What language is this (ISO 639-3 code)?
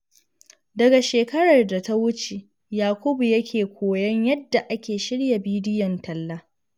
hau